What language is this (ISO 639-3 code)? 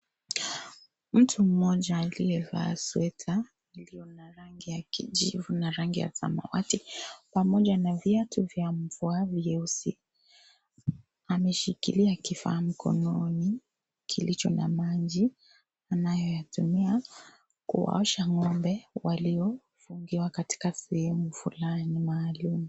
swa